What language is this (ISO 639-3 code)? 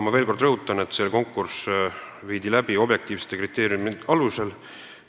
est